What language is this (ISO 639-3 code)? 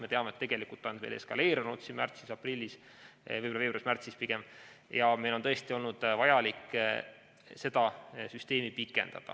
est